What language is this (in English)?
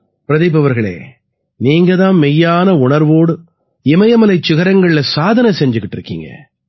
Tamil